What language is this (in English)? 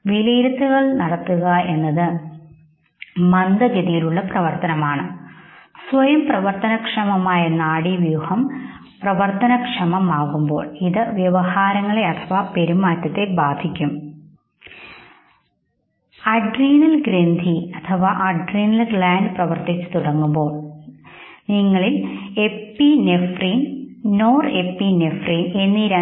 Malayalam